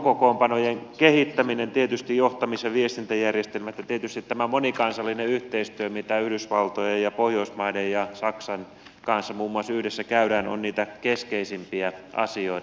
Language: Finnish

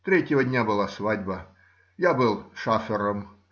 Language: Russian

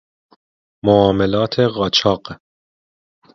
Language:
Persian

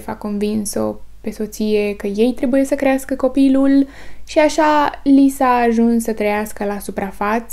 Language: Romanian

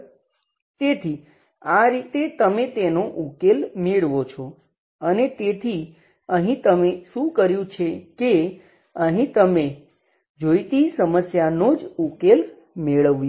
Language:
Gujarati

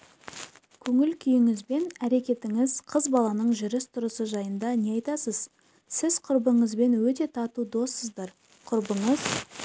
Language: Kazakh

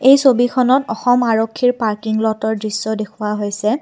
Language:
Assamese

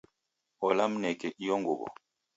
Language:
Taita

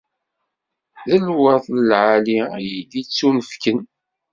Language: Kabyle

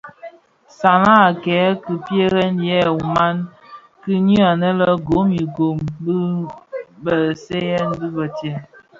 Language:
Bafia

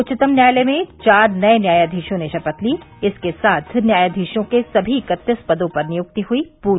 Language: Hindi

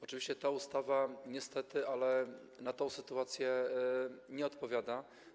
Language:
Polish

